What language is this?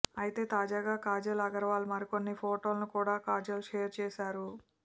Telugu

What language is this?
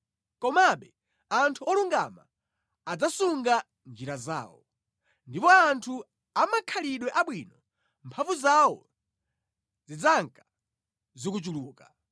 Nyanja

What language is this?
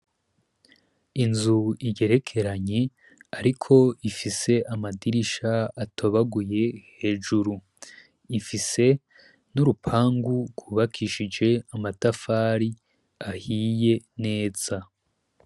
Rundi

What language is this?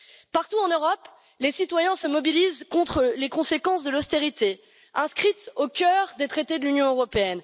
French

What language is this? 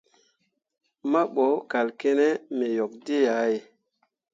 Mundang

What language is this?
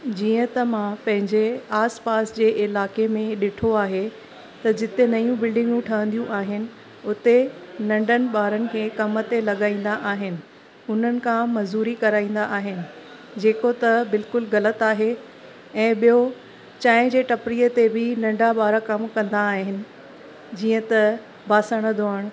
Sindhi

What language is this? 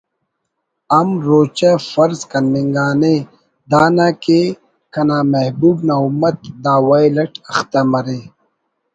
Brahui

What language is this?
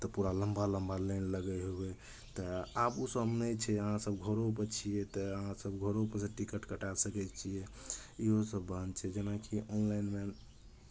Maithili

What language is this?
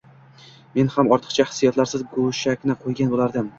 Uzbek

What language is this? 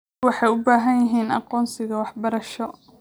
Somali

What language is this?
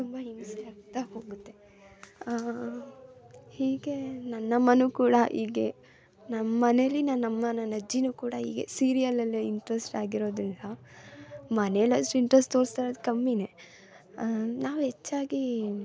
Kannada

